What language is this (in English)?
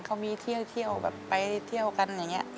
Thai